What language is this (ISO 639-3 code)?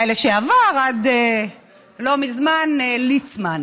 heb